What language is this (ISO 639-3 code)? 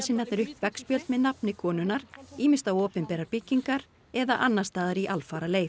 isl